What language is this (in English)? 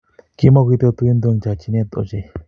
Kalenjin